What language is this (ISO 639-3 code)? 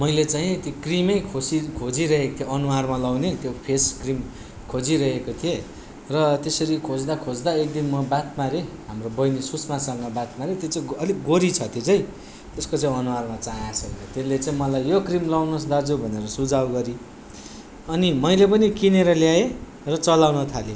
nep